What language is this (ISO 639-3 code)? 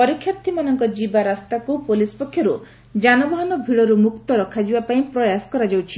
ori